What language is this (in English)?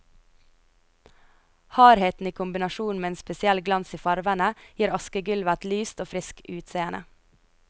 Norwegian